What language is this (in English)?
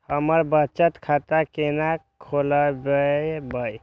Maithili